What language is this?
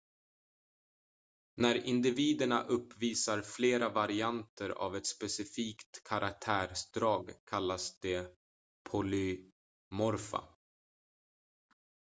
Swedish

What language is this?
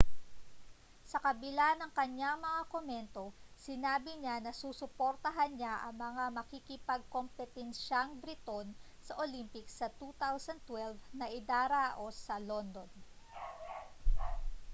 Filipino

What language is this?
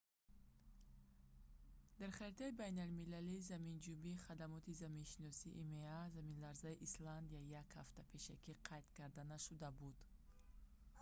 Tajik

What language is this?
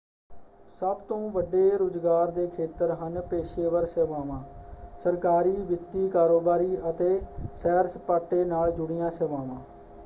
Punjabi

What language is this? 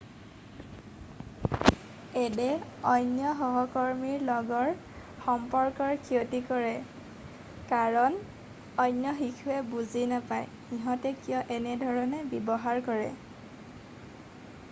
Assamese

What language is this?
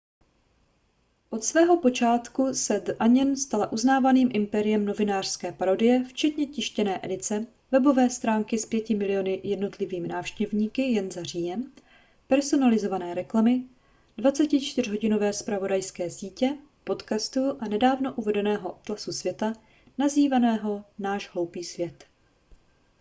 Czech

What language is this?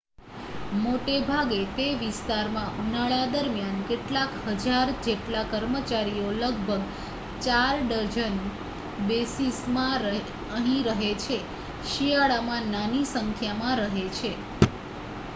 Gujarati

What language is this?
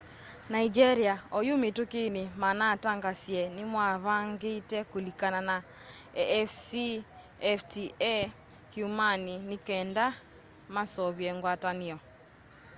Kamba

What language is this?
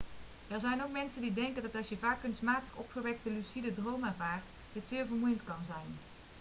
Dutch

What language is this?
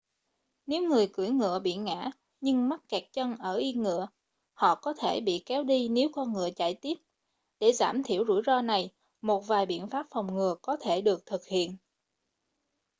Vietnamese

